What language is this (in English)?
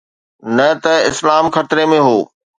Sindhi